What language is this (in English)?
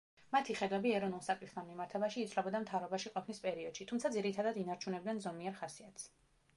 Georgian